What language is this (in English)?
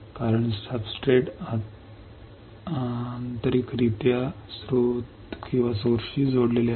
Marathi